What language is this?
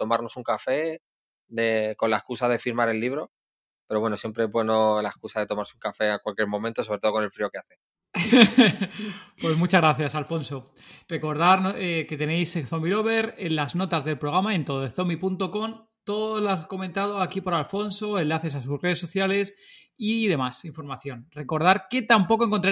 Spanish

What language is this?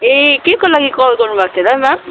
Nepali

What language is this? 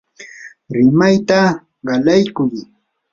Yanahuanca Pasco Quechua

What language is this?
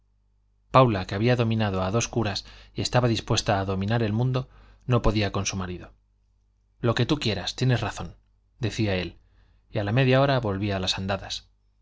Spanish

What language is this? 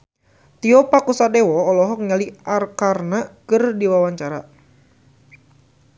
Sundanese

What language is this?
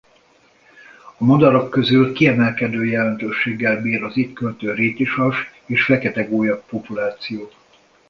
Hungarian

